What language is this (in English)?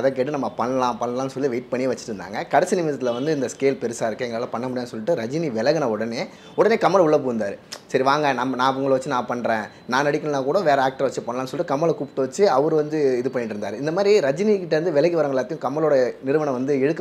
Korean